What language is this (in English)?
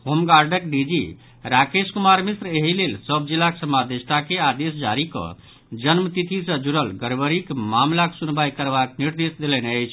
Maithili